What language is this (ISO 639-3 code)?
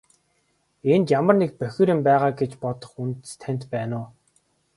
mon